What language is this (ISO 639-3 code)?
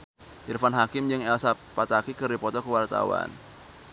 sun